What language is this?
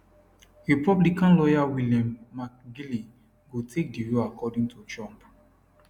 Nigerian Pidgin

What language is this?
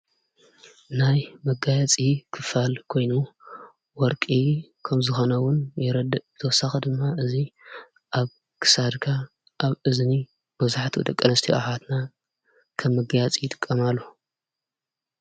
Tigrinya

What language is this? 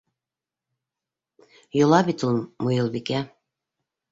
Bashkir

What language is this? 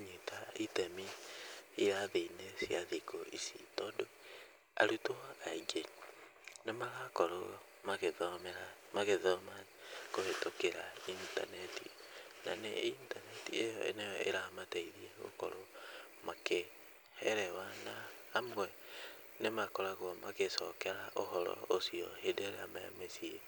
Kikuyu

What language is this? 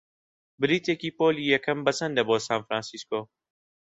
Central Kurdish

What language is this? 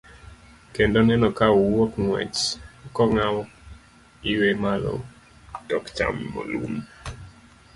Luo (Kenya and Tanzania)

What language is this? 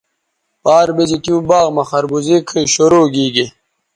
Bateri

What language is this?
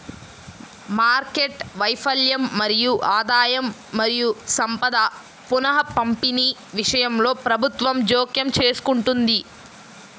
Telugu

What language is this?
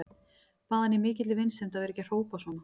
Icelandic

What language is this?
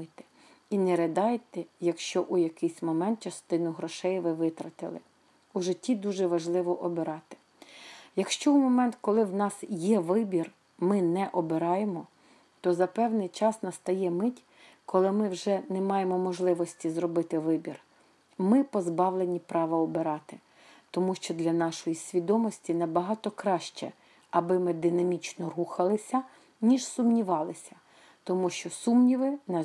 Ukrainian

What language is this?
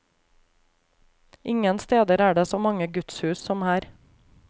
Norwegian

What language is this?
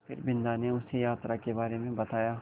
Hindi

